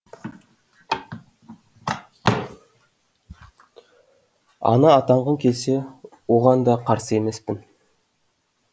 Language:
Kazakh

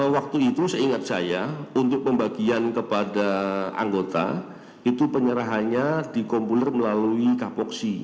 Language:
Indonesian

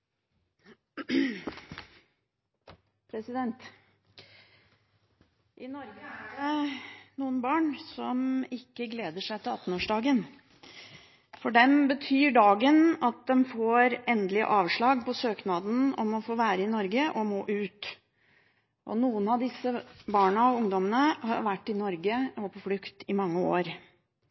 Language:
Norwegian Bokmål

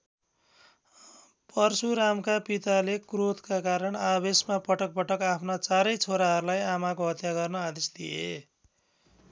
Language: Nepali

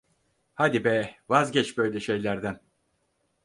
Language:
Turkish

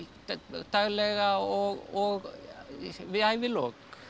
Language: Icelandic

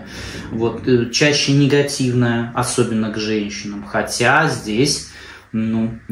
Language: Russian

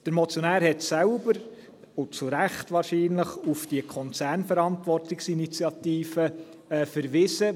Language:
Swiss German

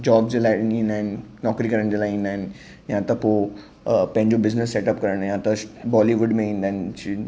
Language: Sindhi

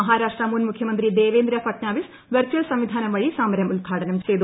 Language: Malayalam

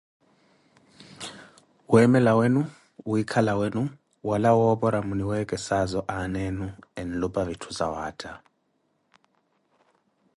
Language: Koti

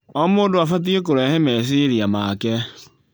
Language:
Kikuyu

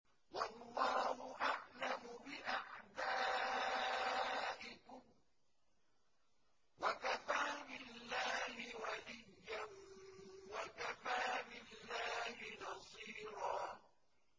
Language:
Arabic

